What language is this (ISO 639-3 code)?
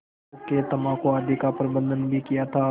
hin